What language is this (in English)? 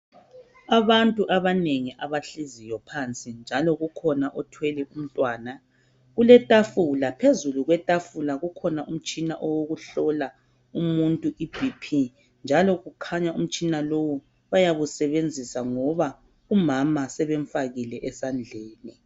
North Ndebele